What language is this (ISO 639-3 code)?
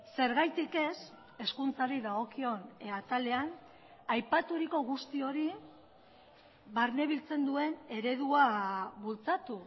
eus